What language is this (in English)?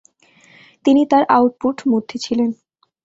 Bangla